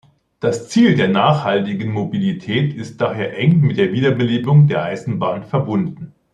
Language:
German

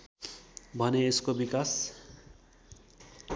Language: Nepali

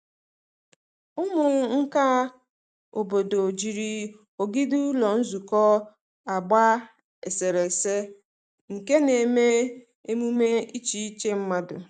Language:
Igbo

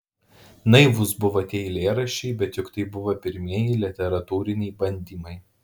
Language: Lithuanian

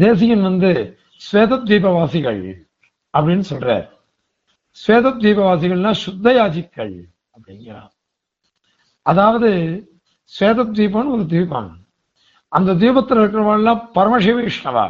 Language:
Tamil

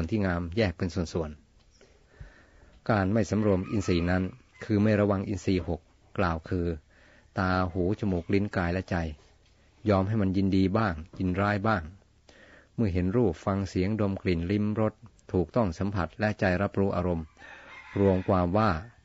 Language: Thai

